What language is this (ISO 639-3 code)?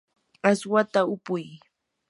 qur